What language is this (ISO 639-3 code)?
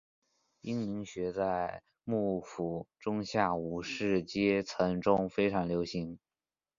zho